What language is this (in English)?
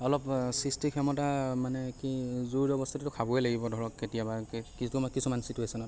Assamese